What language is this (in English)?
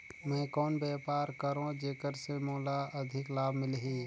Chhattisgarhi